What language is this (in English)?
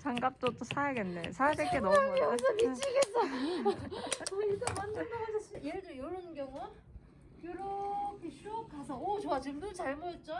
Korean